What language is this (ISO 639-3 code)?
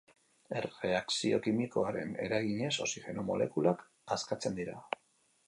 eus